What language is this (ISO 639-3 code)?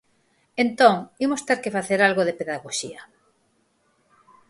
glg